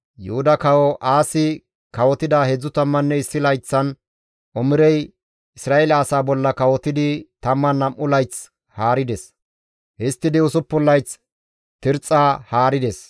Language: Gamo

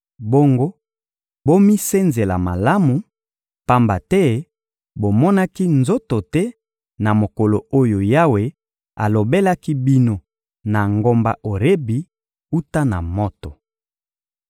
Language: Lingala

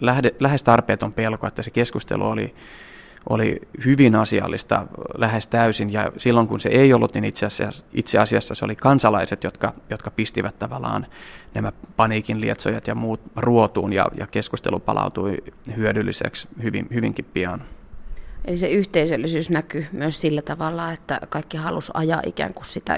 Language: Finnish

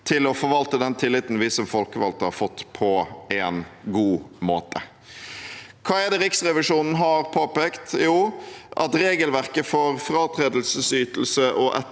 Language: Norwegian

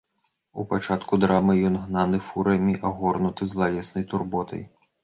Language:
Belarusian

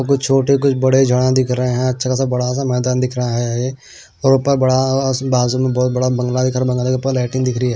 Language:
Hindi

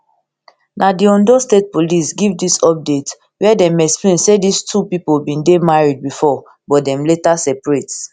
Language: Nigerian Pidgin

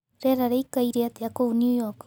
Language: Kikuyu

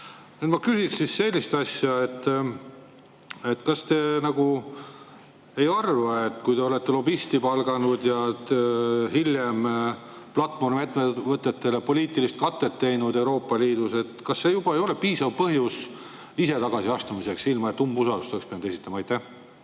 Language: Estonian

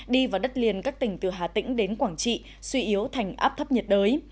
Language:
Vietnamese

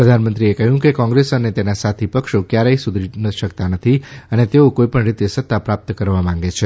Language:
Gujarati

